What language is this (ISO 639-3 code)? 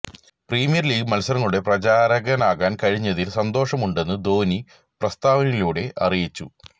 mal